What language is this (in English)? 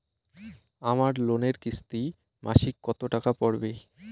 Bangla